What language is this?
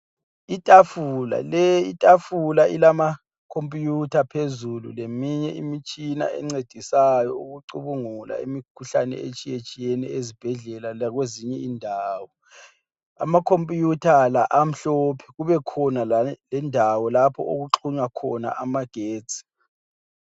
North Ndebele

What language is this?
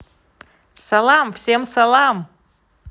Russian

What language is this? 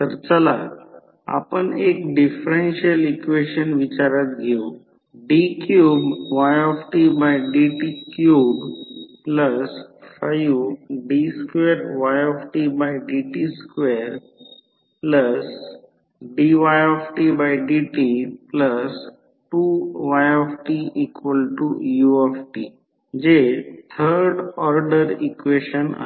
Marathi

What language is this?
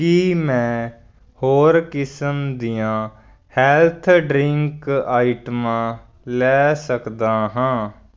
Punjabi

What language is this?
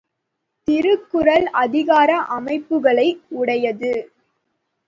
Tamil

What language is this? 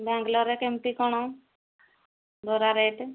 Odia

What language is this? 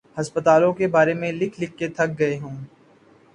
Urdu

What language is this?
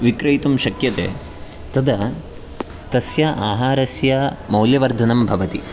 Sanskrit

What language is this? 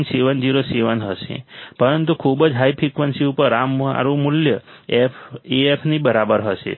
Gujarati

